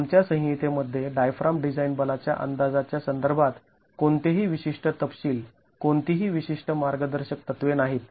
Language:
Marathi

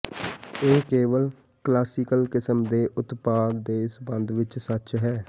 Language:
Punjabi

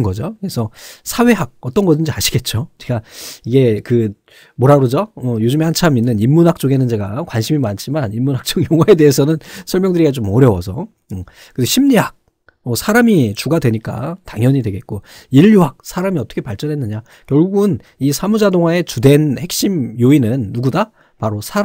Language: Korean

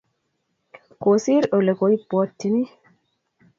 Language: Kalenjin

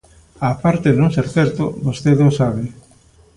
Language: Galician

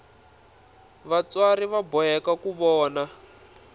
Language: Tsonga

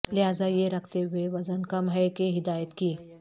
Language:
Urdu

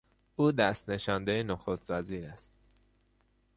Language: Persian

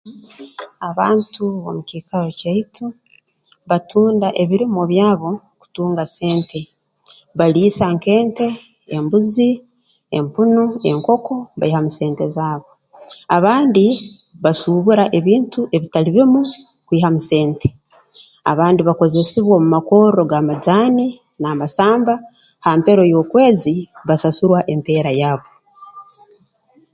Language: Tooro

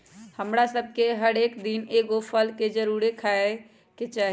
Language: Magahi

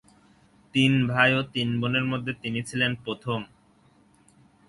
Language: Bangla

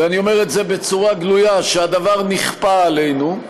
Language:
Hebrew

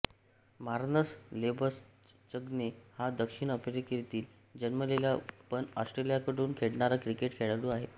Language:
Marathi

